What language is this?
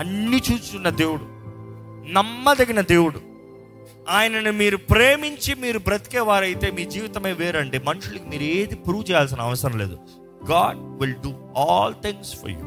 Telugu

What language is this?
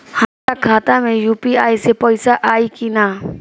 Bhojpuri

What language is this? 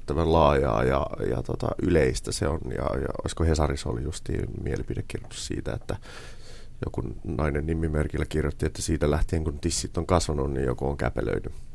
Finnish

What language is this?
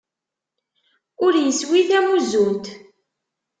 Kabyle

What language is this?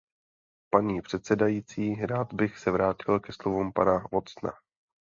Czech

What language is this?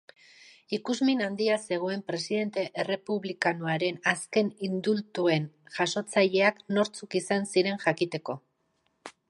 Basque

